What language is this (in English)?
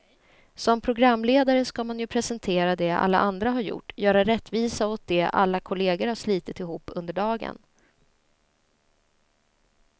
Swedish